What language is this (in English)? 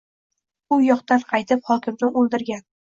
Uzbek